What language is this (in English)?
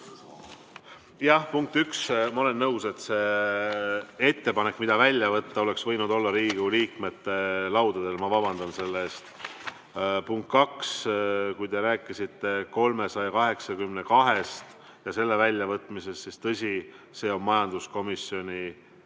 Estonian